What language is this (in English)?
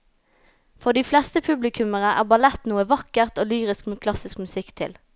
Norwegian